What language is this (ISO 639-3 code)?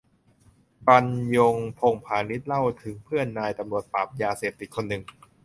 tha